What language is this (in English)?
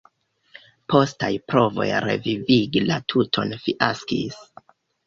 Esperanto